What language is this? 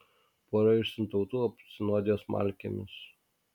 Lithuanian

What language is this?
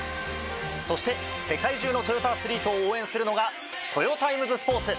Japanese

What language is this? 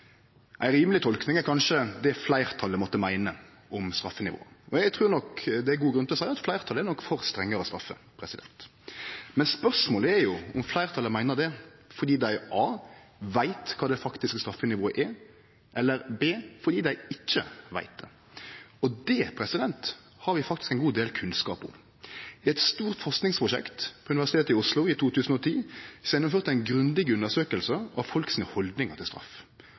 Norwegian Nynorsk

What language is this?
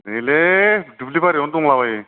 Bodo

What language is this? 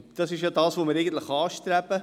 Swiss German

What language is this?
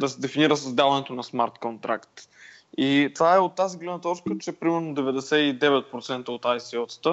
Bulgarian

